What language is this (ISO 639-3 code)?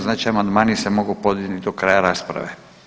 hrv